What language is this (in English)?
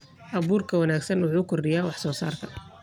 Somali